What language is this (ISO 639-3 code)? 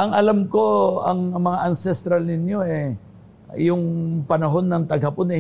fil